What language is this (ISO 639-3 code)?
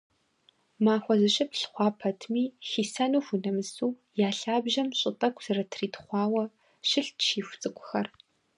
kbd